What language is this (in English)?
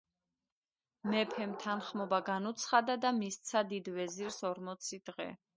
Georgian